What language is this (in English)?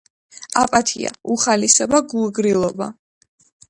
Georgian